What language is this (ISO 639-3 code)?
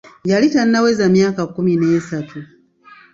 lug